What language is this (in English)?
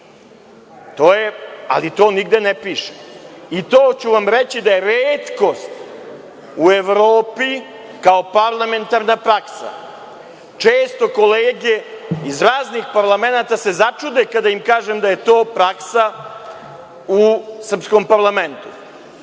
Serbian